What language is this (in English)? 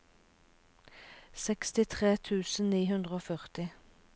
Norwegian